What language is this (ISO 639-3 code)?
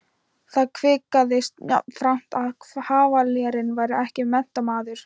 isl